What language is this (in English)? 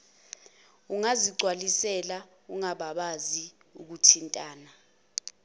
Zulu